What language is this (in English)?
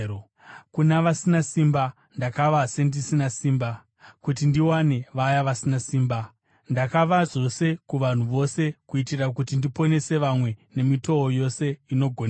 Shona